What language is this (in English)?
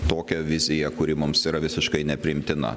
Lithuanian